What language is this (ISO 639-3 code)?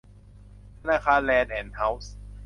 tha